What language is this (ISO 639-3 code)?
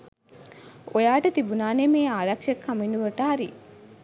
sin